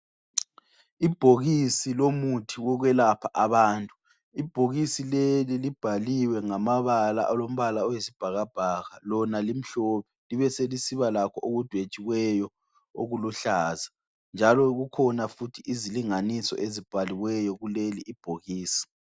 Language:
North Ndebele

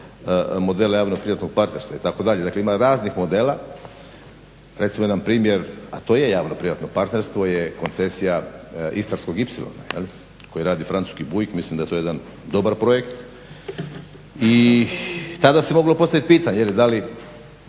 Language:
Croatian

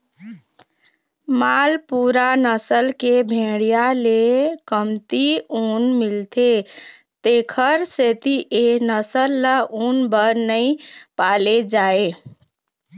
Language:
Chhattisgarhi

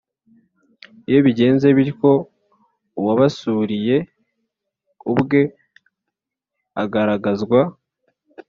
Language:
Kinyarwanda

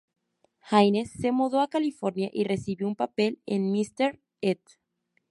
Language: Spanish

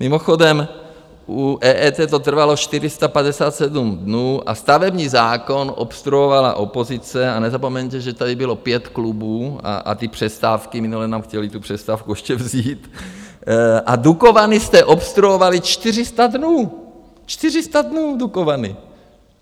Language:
Czech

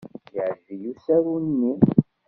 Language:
Kabyle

